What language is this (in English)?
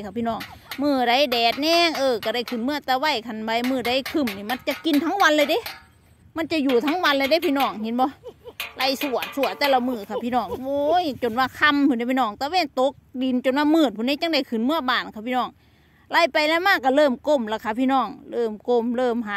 Thai